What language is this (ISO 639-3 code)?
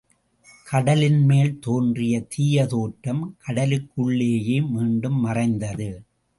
tam